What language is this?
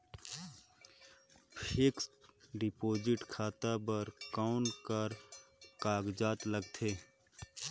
Chhattisgarhi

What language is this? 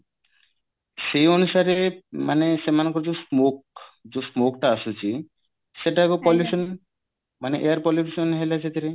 Odia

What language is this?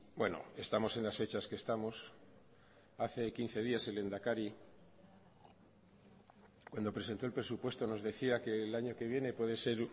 Spanish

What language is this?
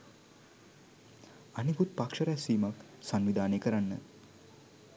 Sinhala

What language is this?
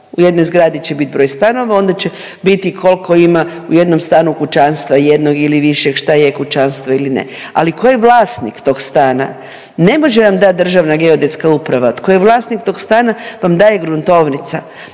Croatian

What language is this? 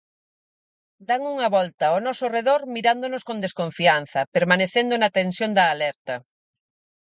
Galician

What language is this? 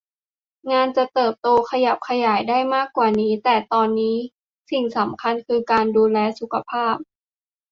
Thai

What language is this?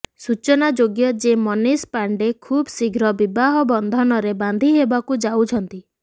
Odia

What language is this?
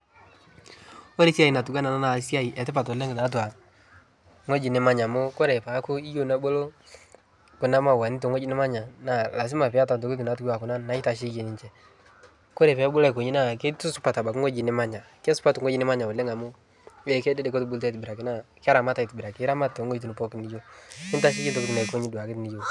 Masai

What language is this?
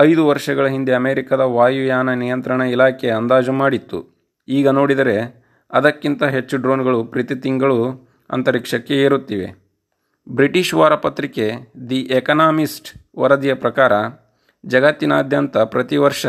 Kannada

